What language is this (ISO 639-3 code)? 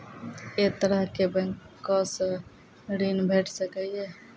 mai